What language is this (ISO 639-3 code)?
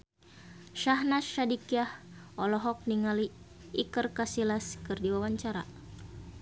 sun